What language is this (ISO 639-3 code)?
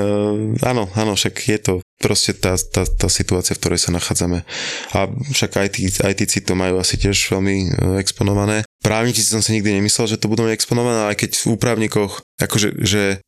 slk